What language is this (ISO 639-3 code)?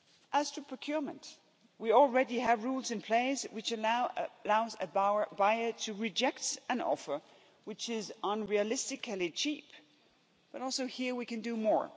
eng